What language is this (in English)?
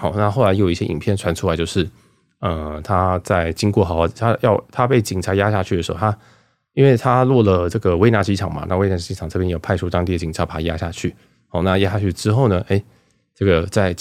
Chinese